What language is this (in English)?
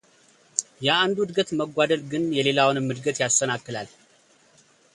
Amharic